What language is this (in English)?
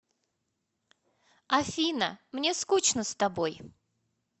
Russian